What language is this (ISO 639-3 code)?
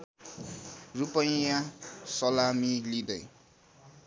nep